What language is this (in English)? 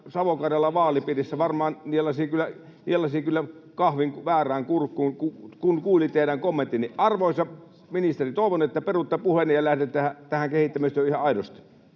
Finnish